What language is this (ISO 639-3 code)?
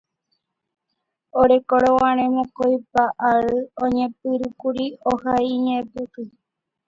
grn